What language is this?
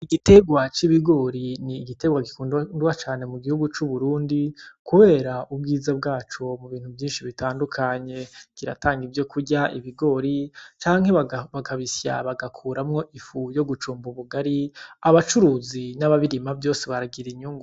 Rundi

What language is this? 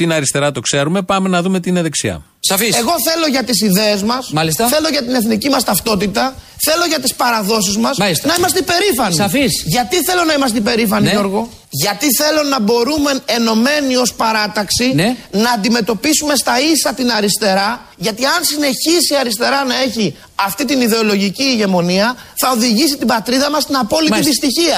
Greek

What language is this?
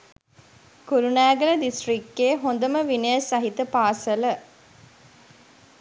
Sinhala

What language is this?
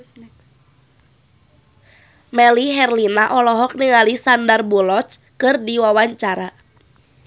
Sundanese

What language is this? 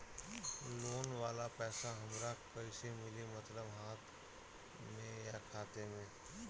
Bhojpuri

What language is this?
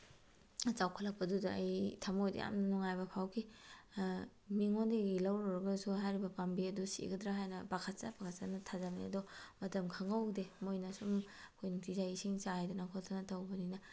Manipuri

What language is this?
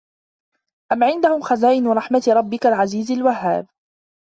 Arabic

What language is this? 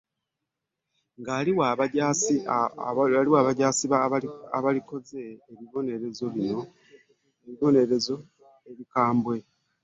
Ganda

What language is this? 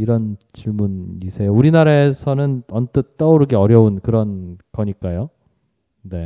Korean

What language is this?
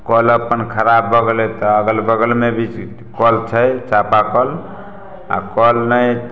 Maithili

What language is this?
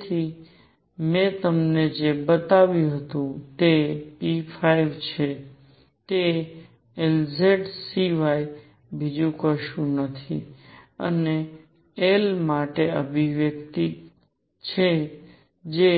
Gujarati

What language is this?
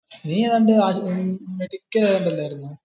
Malayalam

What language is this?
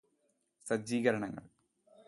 Malayalam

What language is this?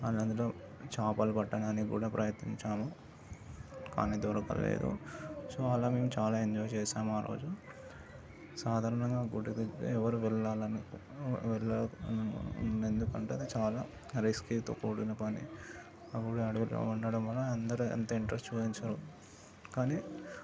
Telugu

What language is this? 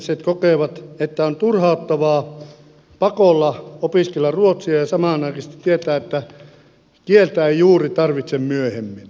Finnish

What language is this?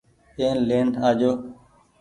Goaria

